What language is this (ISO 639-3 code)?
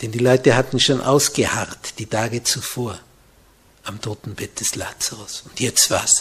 deu